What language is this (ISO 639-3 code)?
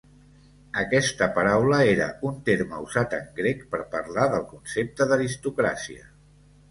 cat